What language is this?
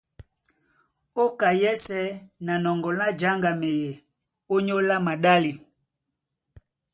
Duala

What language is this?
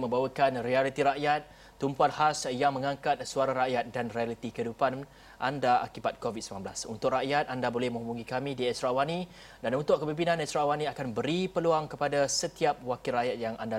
Malay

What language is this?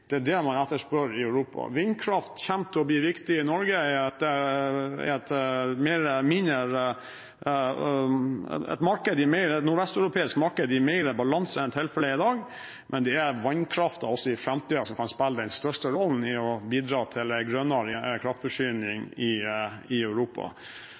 Norwegian Bokmål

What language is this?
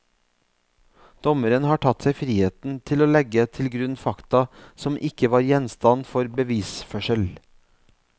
Norwegian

